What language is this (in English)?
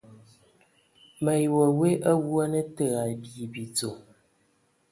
Ewondo